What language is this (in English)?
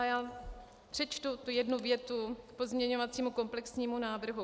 Czech